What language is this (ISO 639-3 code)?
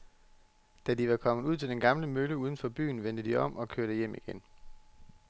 dan